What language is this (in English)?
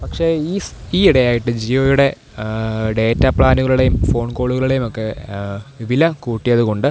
Malayalam